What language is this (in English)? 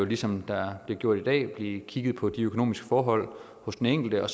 Danish